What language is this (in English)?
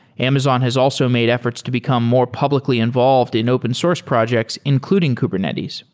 English